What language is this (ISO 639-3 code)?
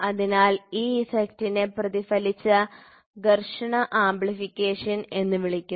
mal